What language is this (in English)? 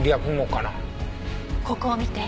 Japanese